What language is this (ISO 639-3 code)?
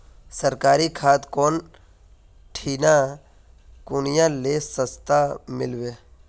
mag